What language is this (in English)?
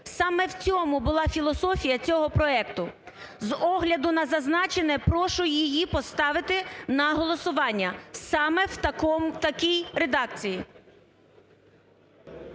Ukrainian